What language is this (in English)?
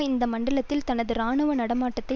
Tamil